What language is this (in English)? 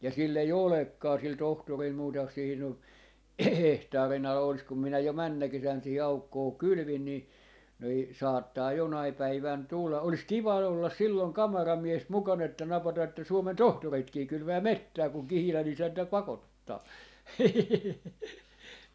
Finnish